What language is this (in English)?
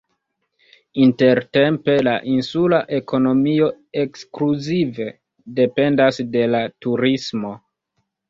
Esperanto